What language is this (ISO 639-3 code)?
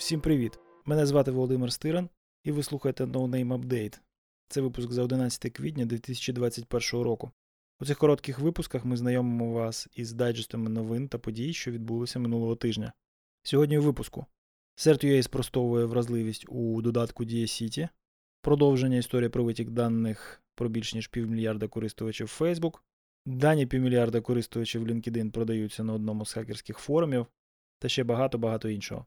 ukr